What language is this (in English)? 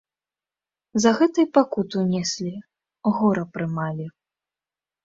Belarusian